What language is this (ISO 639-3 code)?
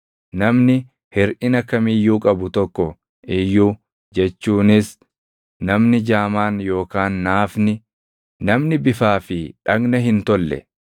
orm